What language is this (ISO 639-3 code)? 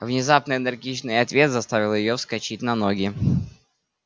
rus